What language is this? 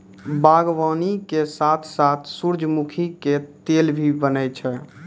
Maithili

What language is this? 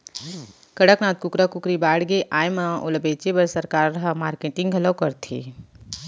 Chhattisgarhi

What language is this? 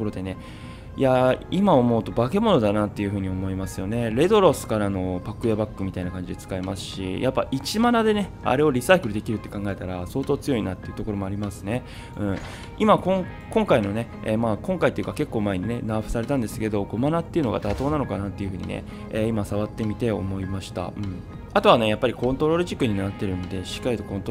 Japanese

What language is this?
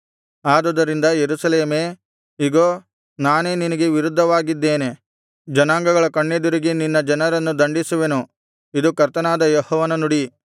Kannada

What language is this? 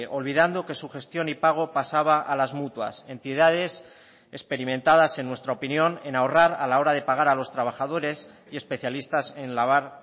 Spanish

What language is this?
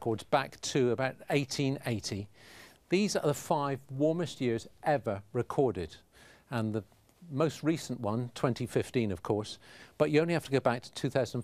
English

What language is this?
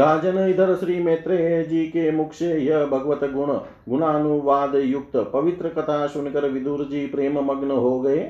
Hindi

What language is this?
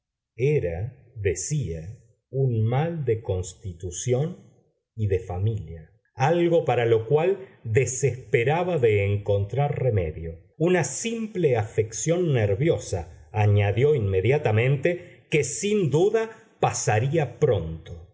Spanish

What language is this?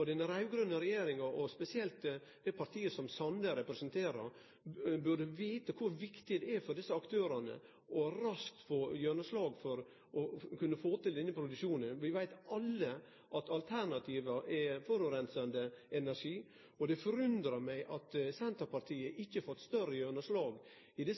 Norwegian Nynorsk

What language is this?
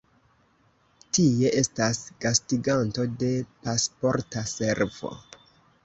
Esperanto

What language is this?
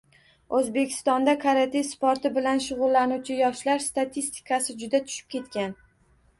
Uzbek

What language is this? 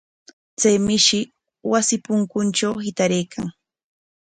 Corongo Ancash Quechua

